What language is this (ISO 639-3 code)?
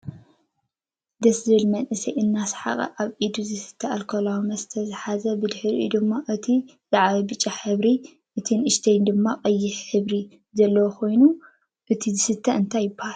tir